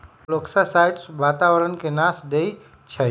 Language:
Magahi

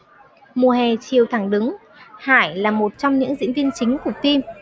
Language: Vietnamese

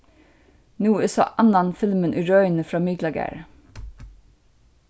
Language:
Faroese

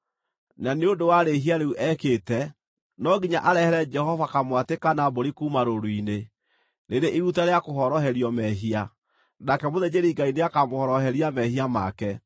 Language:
Kikuyu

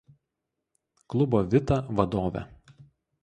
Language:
Lithuanian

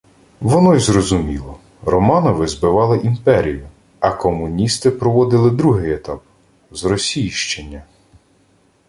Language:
Ukrainian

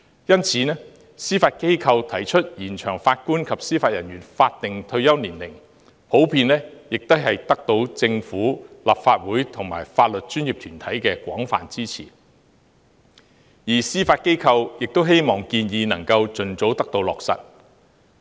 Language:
Cantonese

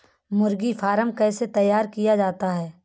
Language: Hindi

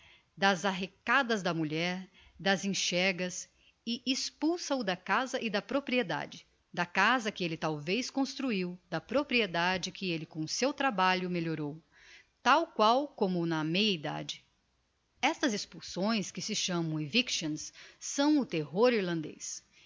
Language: Portuguese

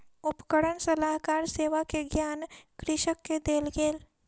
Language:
Maithili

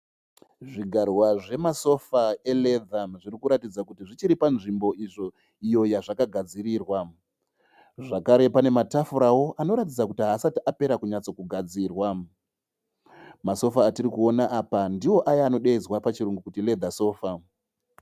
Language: Shona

